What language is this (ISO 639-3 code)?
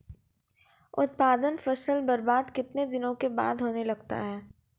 mai